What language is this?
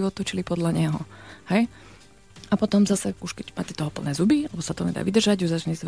Slovak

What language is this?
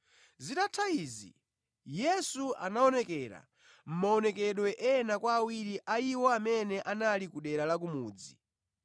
Nyanja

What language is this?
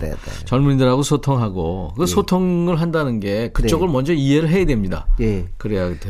Korean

